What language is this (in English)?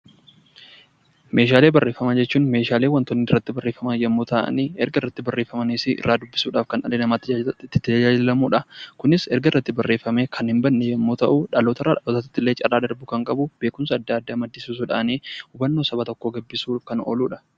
Oromo